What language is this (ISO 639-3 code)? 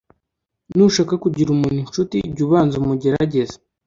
kin